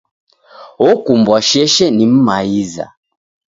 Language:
Taita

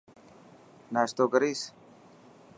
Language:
Dhatki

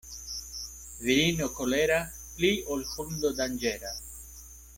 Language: Esperanto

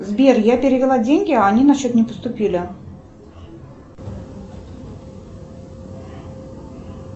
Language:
Russian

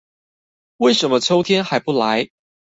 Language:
Chinese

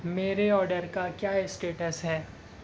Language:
Urdu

